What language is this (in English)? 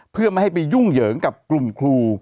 Thai